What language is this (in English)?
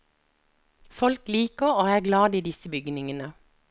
Norwegian